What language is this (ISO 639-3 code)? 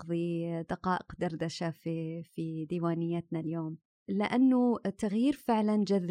ara